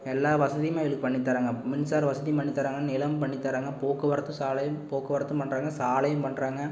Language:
Tamil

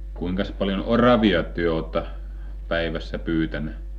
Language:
Finnish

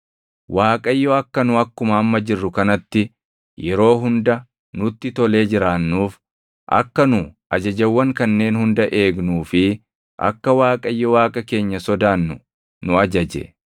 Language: Oromo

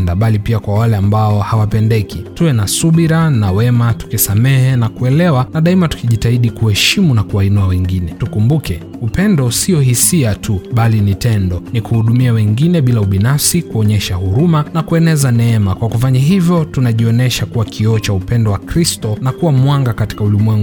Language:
Swahili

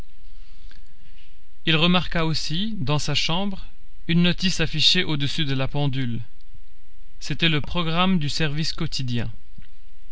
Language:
French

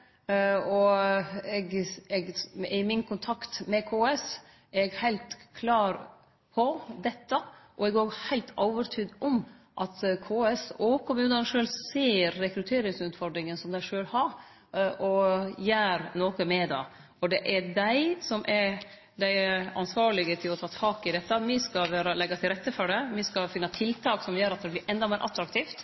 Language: Norwegian Nynorsk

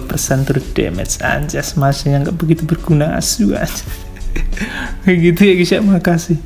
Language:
Indonesian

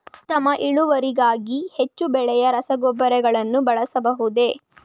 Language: Kannada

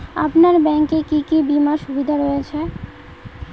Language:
Bangla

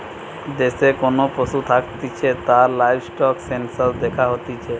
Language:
Bangla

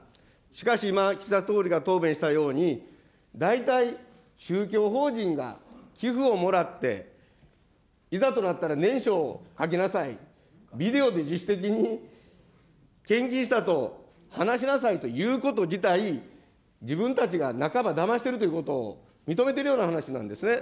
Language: Japanese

